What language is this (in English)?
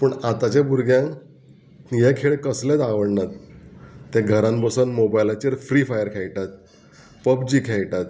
Konkani